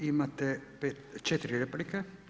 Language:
Croatian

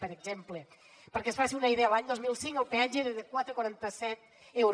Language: Catalan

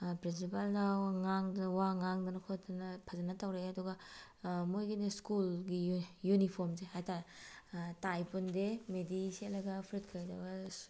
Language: Manipuri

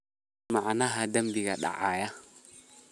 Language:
Somali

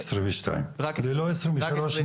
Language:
Hebrew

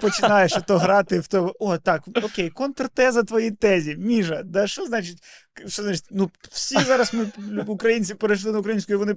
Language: Ukrainian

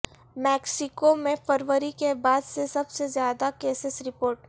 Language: Urdu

